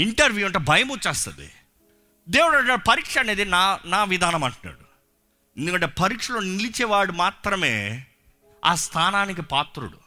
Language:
Telugu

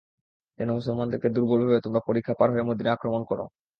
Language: Bangla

